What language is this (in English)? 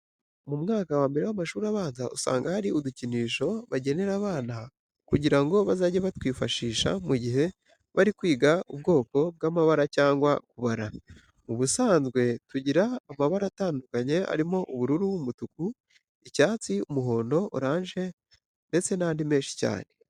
Kinyarwanda